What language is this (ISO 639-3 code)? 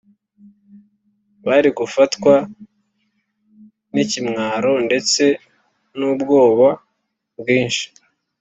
kin